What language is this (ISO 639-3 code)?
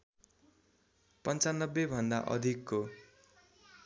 nep